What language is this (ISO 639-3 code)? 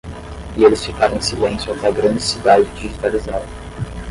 por